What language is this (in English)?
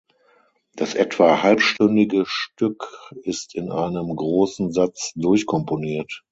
German